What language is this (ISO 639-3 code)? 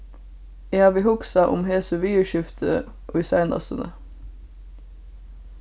fao